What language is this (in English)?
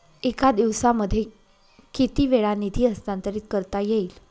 Marathi